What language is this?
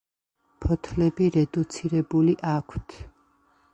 Georgian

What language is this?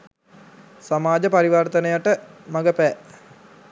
Sinhala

